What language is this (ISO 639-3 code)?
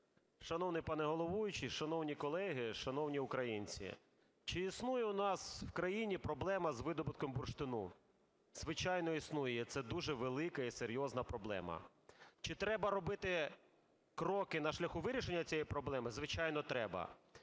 ukr